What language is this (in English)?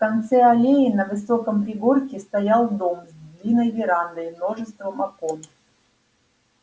Russian